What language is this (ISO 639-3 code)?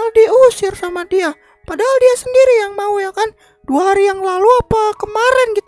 ind